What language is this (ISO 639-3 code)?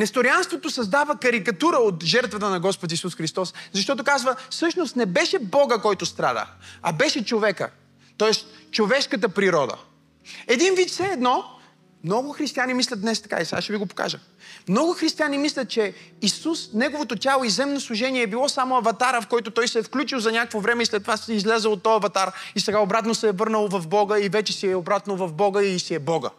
bul